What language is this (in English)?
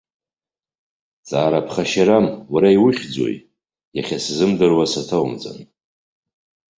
Abkhazian